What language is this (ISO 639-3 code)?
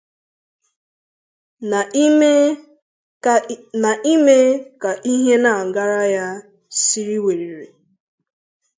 ibo